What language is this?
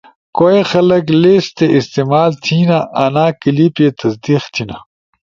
Ushojo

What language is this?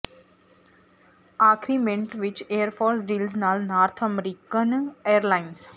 Punjabi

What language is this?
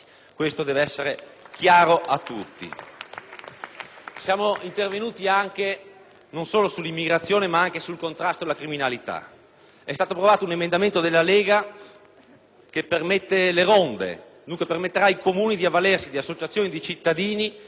Italian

